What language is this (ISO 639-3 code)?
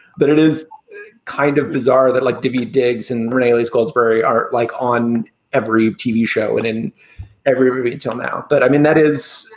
eng